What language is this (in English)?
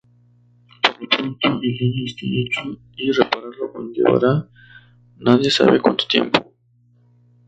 Spanish